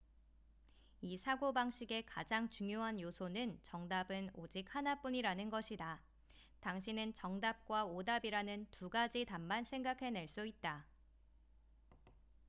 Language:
Korean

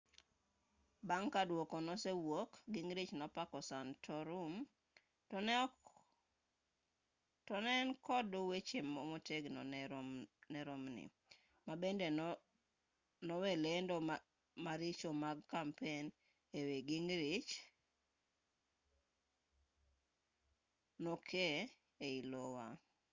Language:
Luo (Kenya and Tanzania)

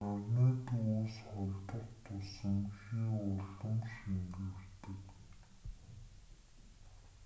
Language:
Mongolian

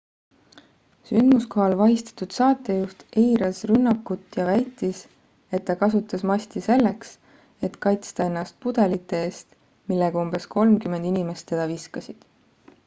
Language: Estonian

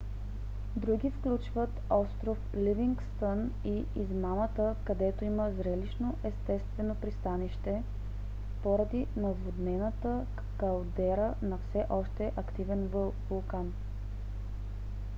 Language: Bulgarian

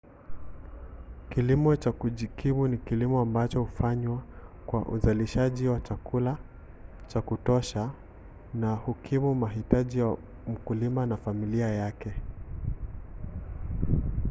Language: Swahili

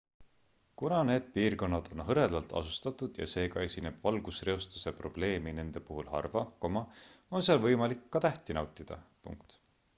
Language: Estonian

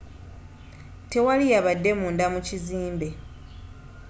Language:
Ganda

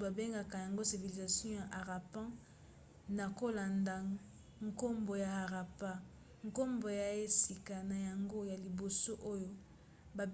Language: Lingala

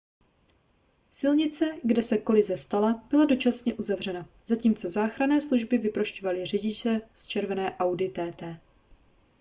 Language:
Czech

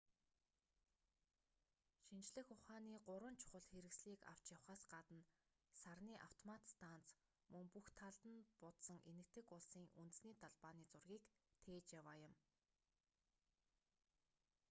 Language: Mongolian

